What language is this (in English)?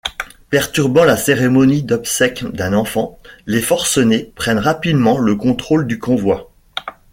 French